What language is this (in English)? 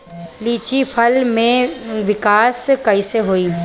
Bhojpuri